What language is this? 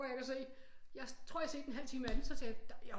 Danish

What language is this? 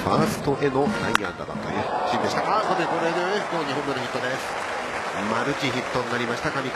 Japanese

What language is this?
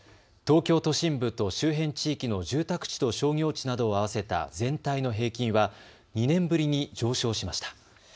Japanese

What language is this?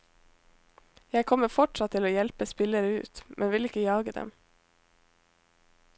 Norwegian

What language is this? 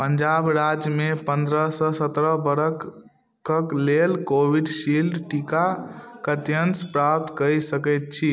Maithili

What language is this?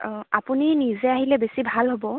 Assamese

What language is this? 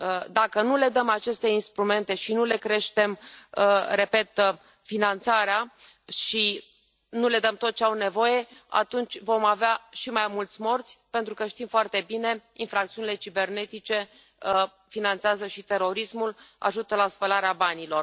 Romanian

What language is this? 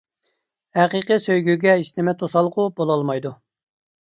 Uyghur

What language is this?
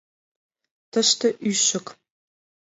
Mari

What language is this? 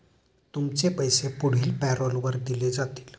Marathi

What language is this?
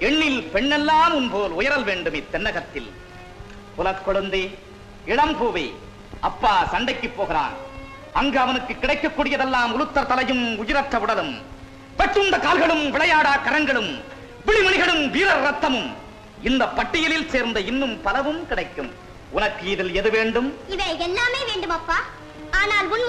Tamil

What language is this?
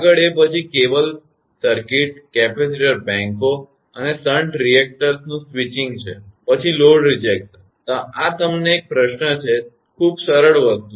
Gujarati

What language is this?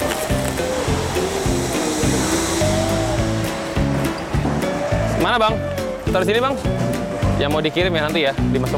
Indonesian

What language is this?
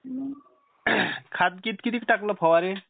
Marathi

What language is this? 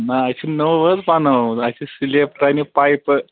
Kashmiri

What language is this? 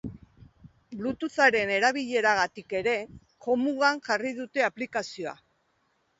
Basque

